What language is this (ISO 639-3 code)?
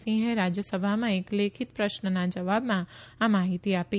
guj